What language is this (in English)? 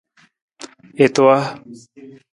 Nawdm